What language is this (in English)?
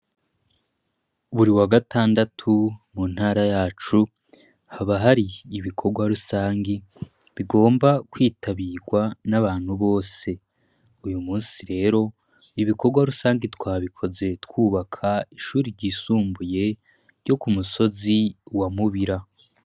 Rundi